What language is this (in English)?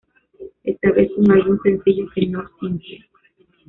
Spanish